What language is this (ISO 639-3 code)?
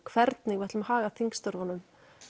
isl